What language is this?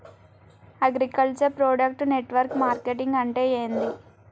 Telugu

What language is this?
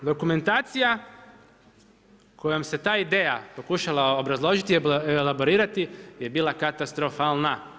Croatian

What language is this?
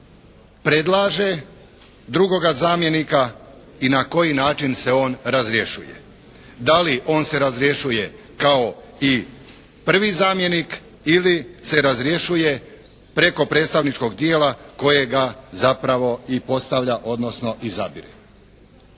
Croatian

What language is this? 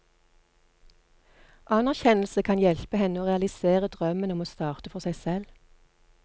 Norwegian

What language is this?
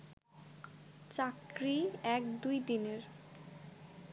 Bangla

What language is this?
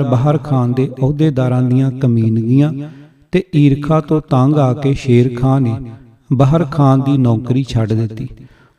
Punjabi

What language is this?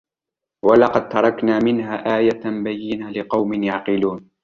Arabic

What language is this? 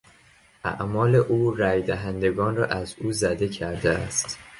Persian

